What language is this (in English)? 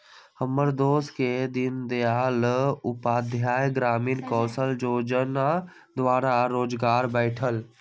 Magahi